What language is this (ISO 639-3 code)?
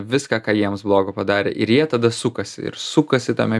lit